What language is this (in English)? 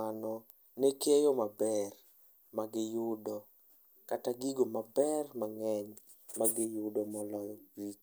Luo (Kenya and Tanzania)